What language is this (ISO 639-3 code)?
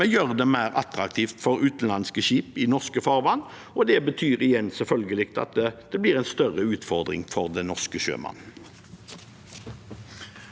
nor